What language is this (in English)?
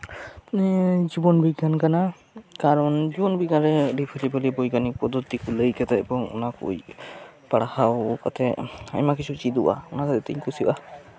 Santali